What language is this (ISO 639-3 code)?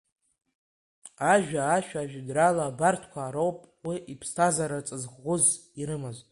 abk